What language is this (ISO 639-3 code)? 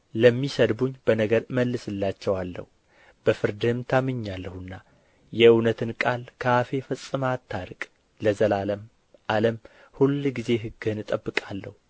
amh